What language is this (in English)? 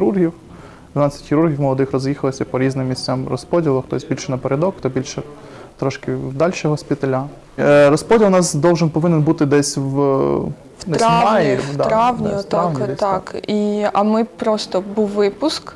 Ukrainian